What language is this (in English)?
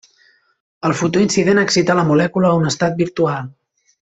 Catalan